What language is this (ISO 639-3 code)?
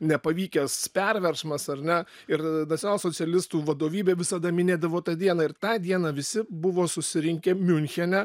lit